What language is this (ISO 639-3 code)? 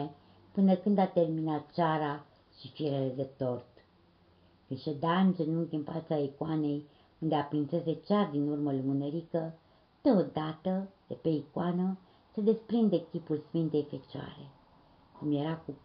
ron